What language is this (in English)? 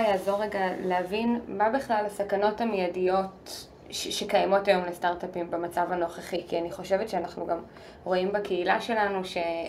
Hebrew